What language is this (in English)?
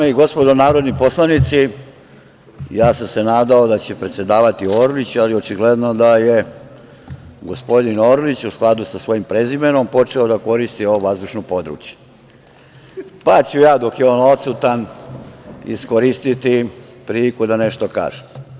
Serbian